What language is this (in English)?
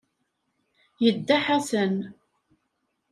Kabyle